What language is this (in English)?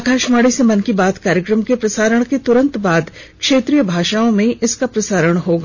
Hindi